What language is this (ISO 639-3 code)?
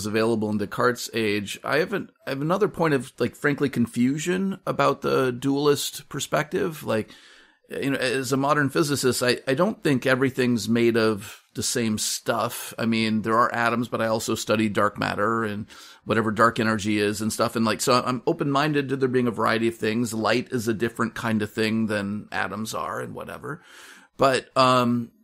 eng